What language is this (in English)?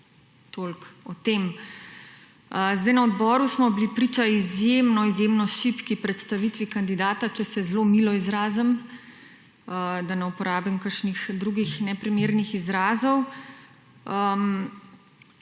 Slovenian